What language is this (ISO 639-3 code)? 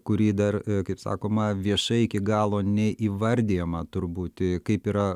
lit